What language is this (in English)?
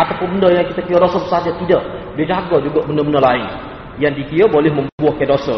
Malay